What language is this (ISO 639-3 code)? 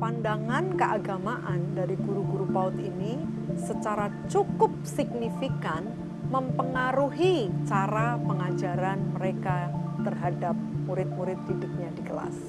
ind